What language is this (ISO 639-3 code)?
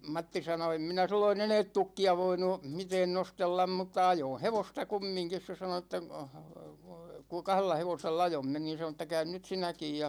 fin